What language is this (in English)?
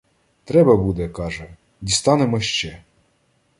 Ukrainian